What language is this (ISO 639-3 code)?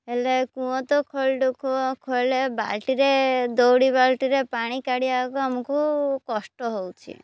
ori